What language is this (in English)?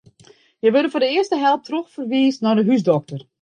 Western Frisian